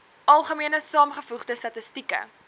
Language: Afrikaans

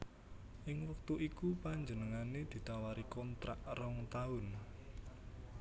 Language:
Javanese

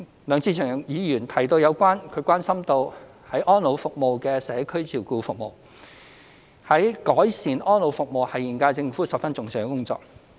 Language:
Cantonese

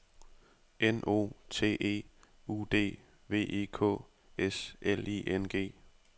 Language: Danish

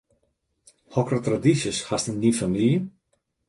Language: Western Frisian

